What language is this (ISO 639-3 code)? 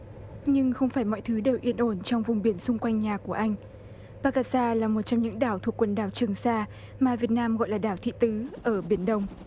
vie